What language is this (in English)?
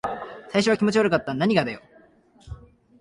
Japanese